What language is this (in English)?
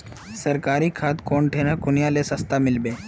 Magahi